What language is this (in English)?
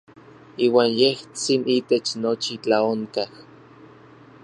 Orizaba Nahuatl